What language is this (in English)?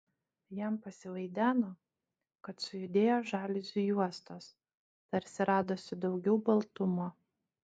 Lithuanian